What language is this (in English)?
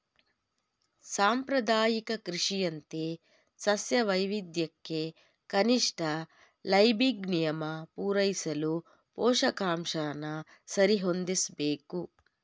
Kannada